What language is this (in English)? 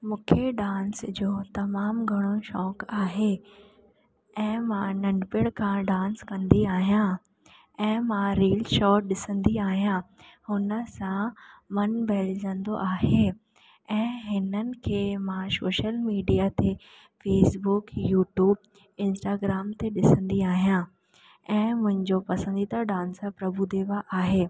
Sindhi